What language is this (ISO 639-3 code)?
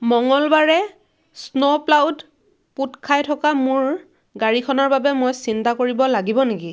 asm